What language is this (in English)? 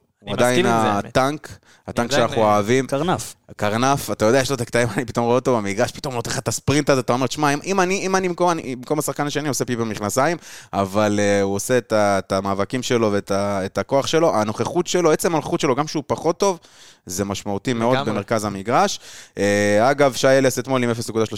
Hebrew